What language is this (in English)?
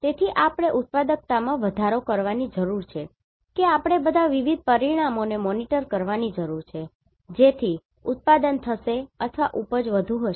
Gujarati